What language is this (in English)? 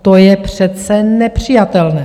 Czech